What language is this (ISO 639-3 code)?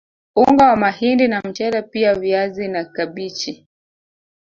swa